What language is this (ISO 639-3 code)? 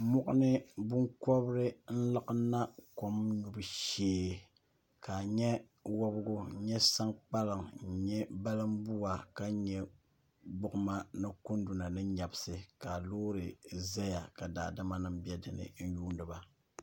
dag